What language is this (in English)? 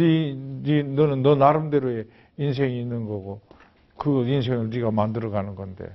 Korean